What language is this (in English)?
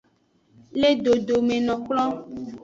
Aja (Benin)